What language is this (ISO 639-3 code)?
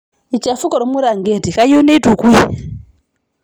mas